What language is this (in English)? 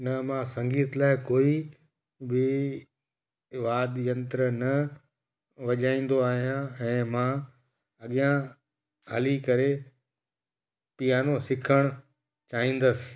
Sindhi